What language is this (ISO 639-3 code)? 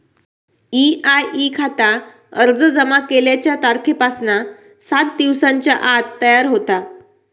mar